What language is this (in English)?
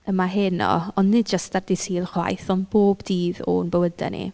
Welsh